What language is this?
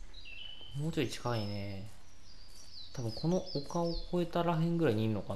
Japanese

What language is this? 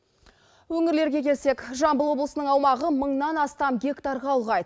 Kazakh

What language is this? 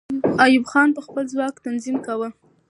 Pashto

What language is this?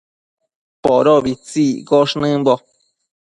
Matsés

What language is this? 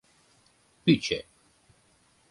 Mari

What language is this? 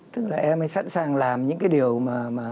Vietnamese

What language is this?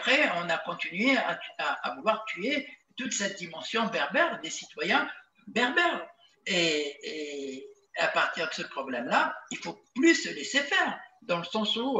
French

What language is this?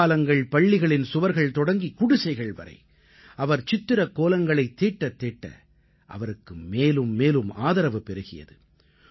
Tamil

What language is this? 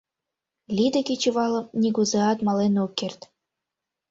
Mari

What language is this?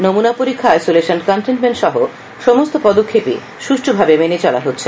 Bangla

